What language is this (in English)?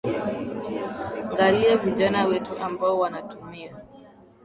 Swahili